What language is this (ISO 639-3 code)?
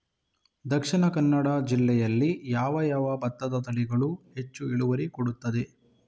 kan